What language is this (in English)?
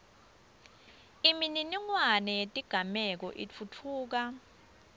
Swati